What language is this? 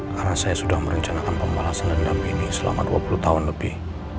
Indonesian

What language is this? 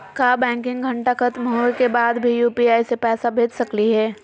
Magahi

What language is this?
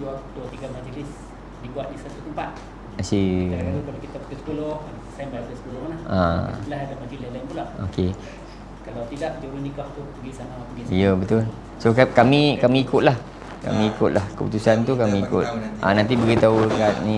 Malay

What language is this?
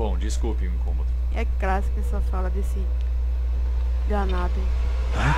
Portuguese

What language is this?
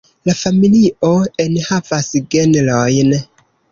Esperanto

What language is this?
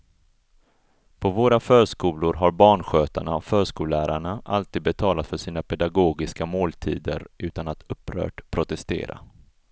Swedish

